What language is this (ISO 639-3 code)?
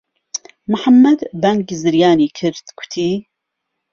ckb